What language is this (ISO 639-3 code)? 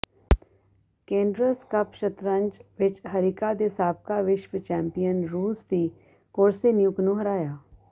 pan